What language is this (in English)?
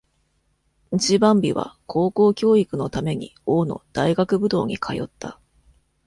Japanese